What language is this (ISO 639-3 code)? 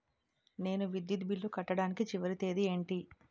tel